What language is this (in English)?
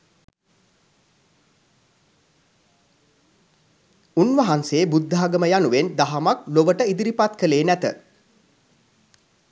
Sinhala